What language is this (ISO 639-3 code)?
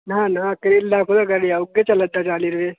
doi